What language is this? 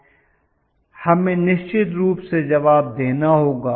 Hindi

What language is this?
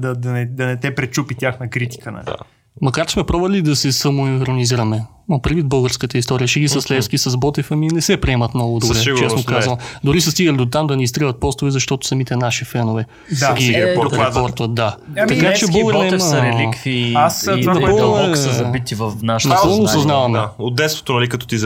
Bulgarian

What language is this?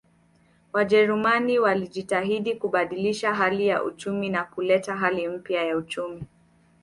Swahili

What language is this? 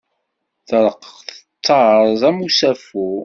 Kabyle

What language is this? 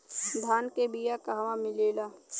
Bhojpuri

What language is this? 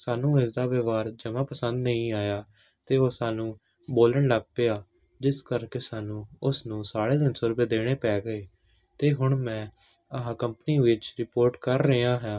Punjabi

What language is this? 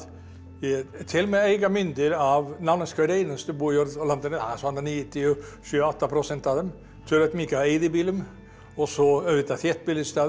Icelandic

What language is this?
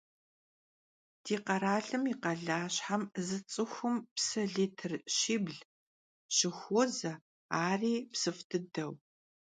Kabardian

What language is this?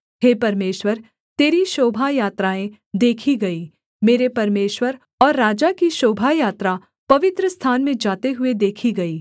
Hindi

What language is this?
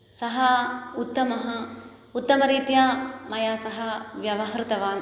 Sanskrit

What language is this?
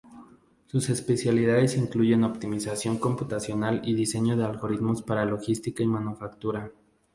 Spanish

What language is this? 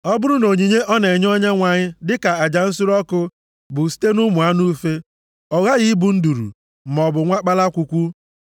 Igbo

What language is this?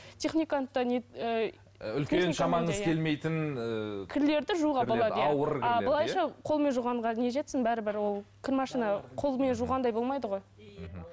Kazakh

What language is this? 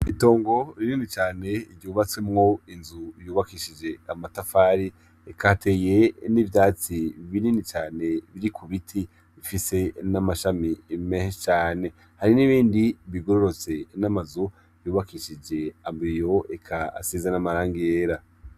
Rundi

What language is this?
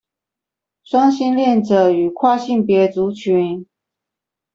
Chinese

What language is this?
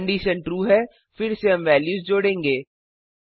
Hindi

